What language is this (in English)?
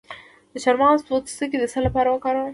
Pashto